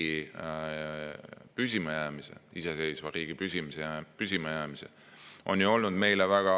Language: Estonian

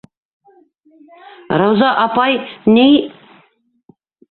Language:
Bashkir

